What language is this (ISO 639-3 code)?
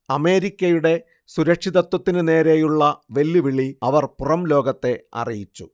mal